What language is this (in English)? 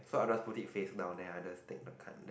English